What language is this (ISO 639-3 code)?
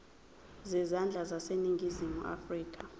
zul